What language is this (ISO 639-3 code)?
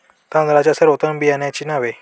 mar